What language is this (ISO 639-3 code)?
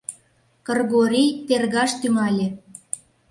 chm